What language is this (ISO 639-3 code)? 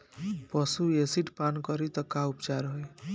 bho